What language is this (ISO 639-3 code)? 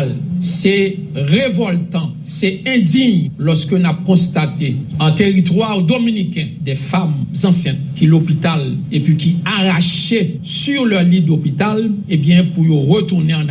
fra